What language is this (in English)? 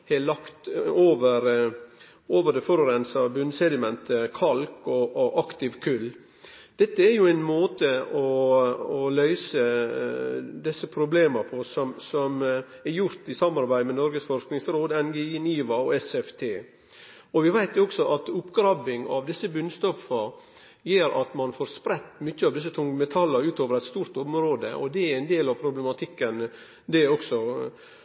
Norwegian Nynorsk